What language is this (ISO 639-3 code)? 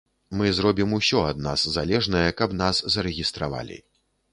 bel